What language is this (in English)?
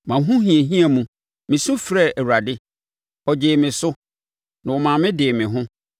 Akan